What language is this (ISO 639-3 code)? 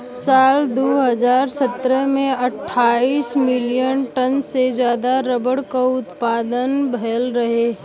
bho